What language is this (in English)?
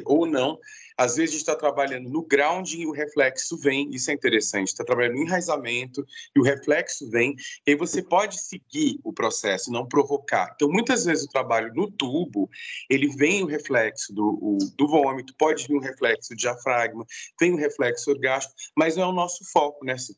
Portuguese